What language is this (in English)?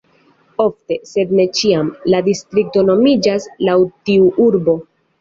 Esperanto